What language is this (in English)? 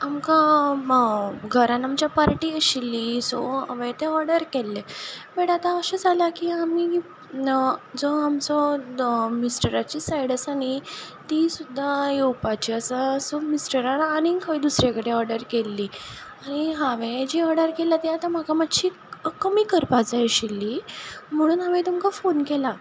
Konkani